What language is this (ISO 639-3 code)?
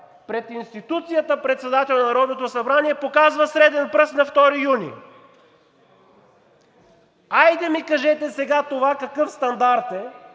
bul